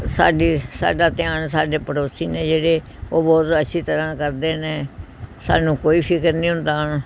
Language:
Punjabi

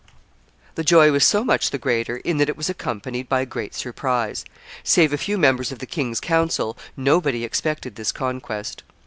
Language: English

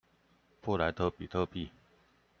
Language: Chinese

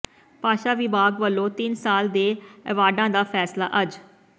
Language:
Punjabi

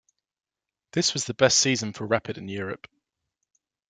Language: English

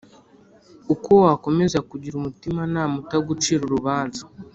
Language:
Kinyarwanda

